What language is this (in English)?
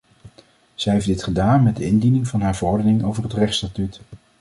Dutch